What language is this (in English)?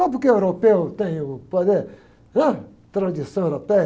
Portuguese